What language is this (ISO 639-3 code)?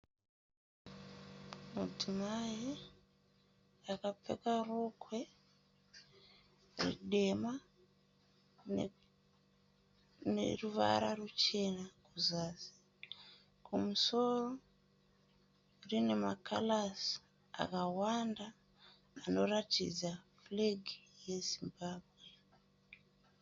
sna